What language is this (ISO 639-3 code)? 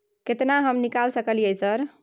mai